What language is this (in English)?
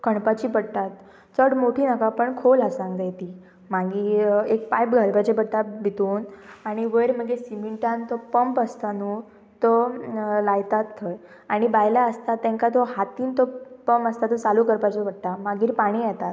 Konkani